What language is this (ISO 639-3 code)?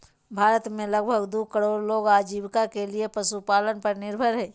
mag